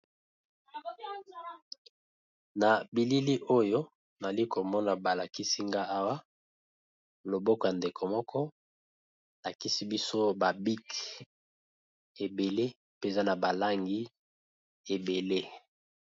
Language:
Lingala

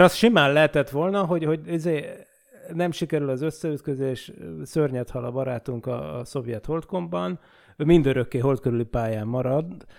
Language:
Hungarian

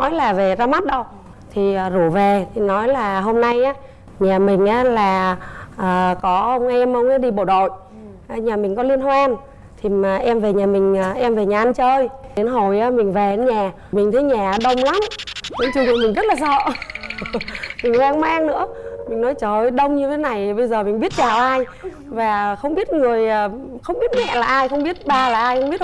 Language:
Vietnamese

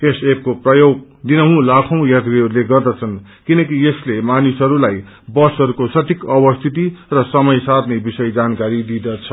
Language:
Nepali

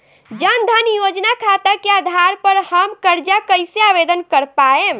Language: Bhojpuri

